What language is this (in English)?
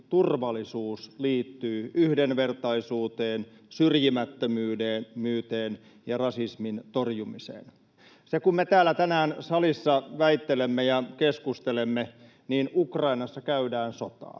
Finnish